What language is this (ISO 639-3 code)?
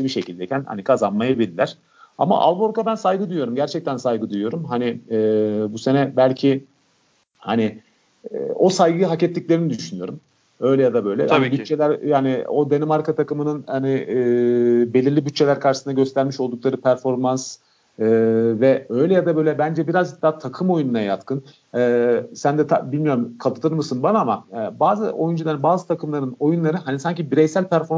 tur